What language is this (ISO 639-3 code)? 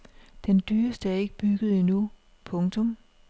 dan